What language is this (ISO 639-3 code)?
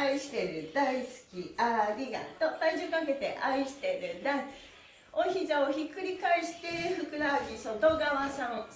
jpn